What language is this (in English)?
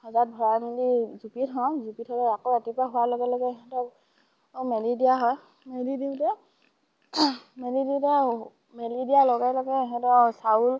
Assamese